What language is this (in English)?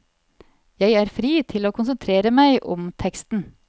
Norwegian